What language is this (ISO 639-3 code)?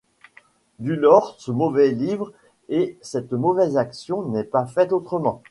fra